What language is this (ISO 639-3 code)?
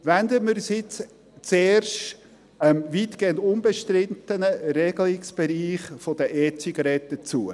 gsw